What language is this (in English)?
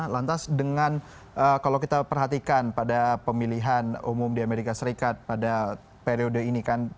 Indonesian